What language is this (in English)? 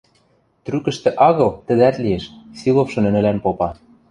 Western Mari